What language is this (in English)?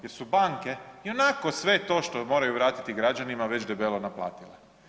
Croatian